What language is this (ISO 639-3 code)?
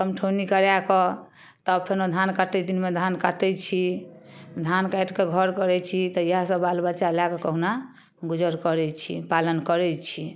mai